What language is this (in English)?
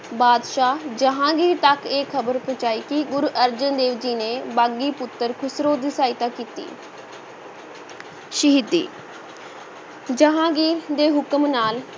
Punjabi